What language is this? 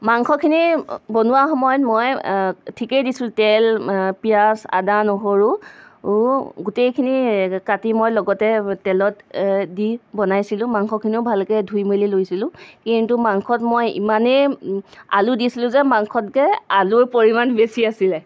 Assamese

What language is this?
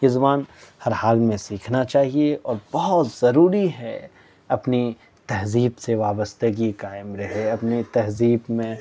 Urdu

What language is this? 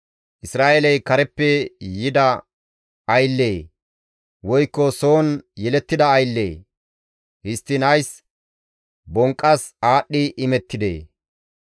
Gamo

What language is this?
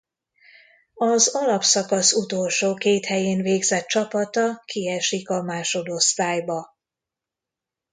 Hungarian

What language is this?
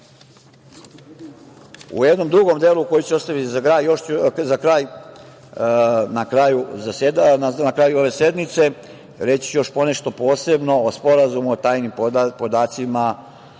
Serbian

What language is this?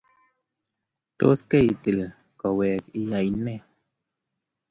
Kalenjin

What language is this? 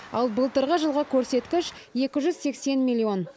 Kazakh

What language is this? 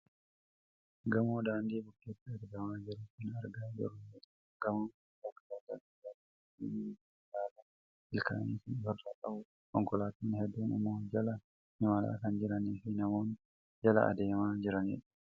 Oromo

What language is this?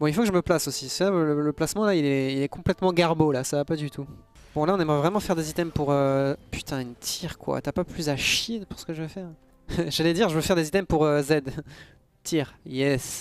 French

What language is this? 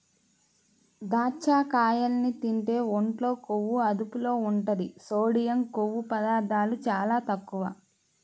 Telugu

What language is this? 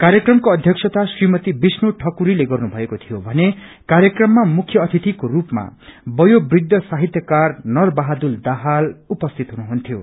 Nepali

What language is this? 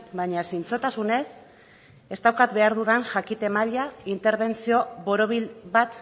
Basque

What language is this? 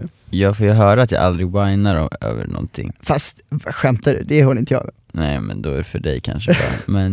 Swedish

